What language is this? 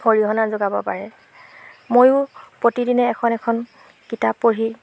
Assamese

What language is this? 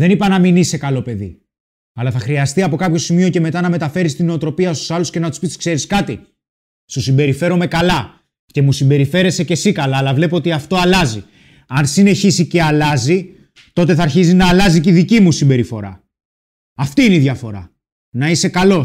Greek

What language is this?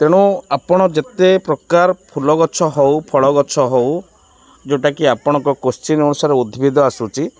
Odia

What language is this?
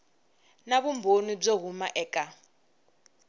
Tsonga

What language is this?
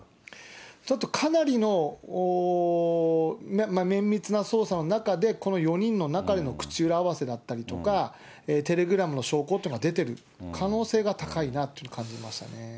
Japanese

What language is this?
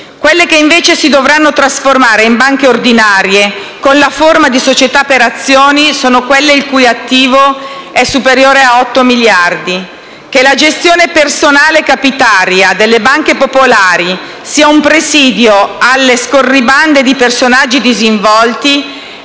Italian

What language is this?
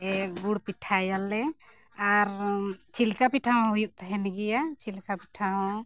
Santali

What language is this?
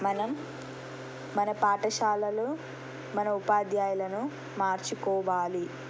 Telugu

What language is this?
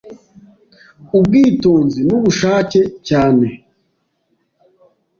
Kinyarwanda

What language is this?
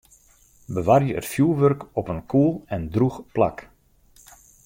Western Frisian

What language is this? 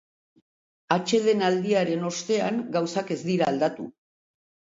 Basque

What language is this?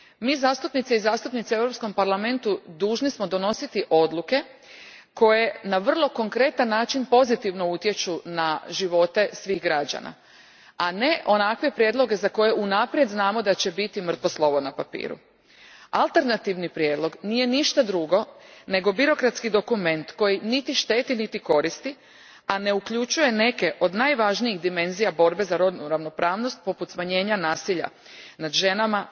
Croatian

